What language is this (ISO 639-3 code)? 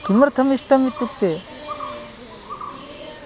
san